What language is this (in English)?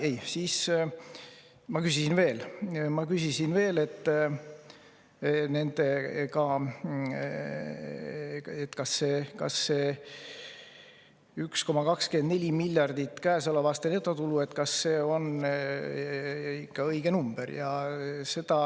Estonian